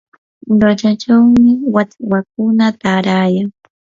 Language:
Yanahuanca Pasco Quechua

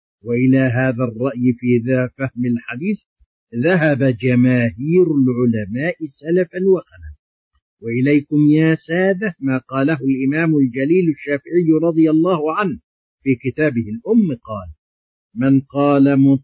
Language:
Arabic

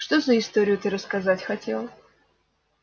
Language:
Russian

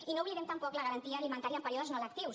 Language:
Catalan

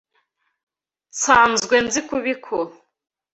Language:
Kinyarwanda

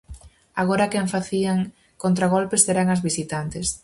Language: Galician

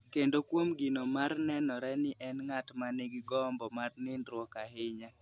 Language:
Luo (Kenya and Tanzania)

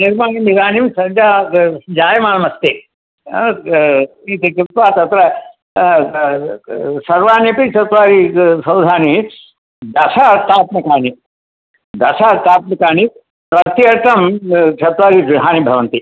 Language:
Sanskrit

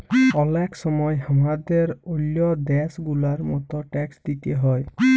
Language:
Bangla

